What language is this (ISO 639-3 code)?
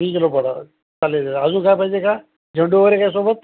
mar